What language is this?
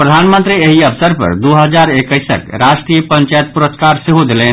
Maithili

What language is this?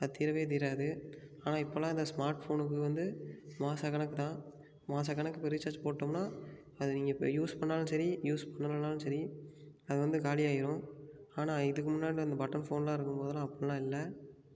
Tamil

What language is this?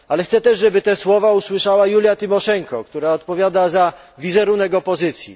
Polish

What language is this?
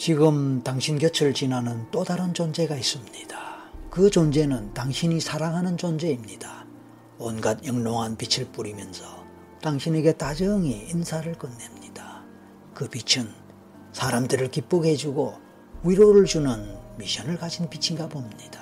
Korean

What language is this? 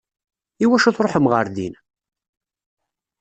Kabyle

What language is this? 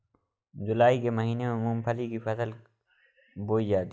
Hindi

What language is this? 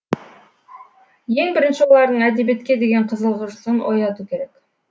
Kazakh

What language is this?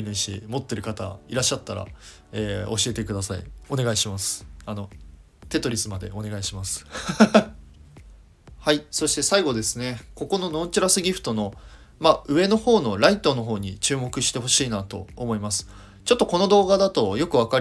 Japanese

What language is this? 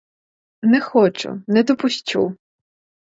Ukrainian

